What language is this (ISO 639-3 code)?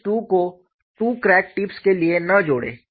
hin